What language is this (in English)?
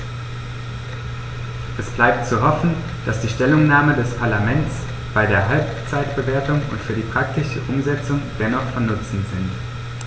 German